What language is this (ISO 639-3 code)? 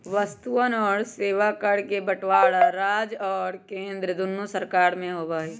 mag